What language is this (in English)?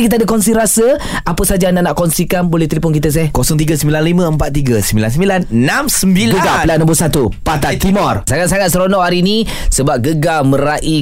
Malay